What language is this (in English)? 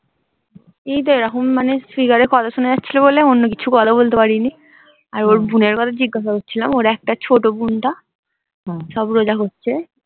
Bangla